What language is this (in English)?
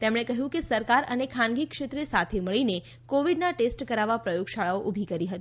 Gujarati